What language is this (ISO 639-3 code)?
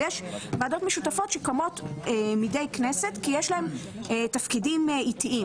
heb